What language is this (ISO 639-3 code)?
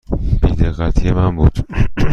fas